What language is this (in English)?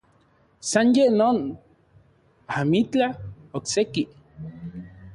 Central Puebla Nahuatl